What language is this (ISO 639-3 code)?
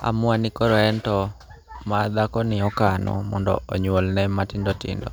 luo